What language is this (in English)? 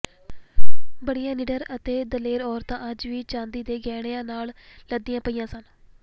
Punjabi